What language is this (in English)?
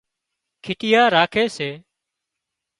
Wadiyara Koli